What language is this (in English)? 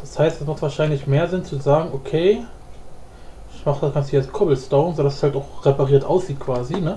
German